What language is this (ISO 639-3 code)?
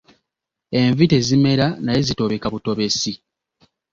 lug